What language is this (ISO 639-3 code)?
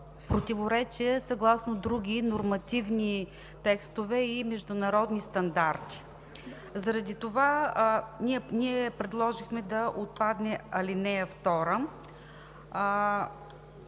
bul